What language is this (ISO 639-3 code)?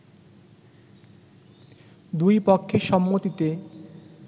ben